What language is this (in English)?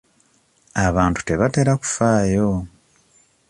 Ganda